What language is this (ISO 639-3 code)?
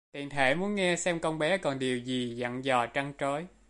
vie